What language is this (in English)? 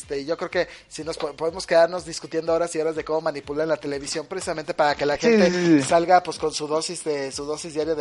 Spanish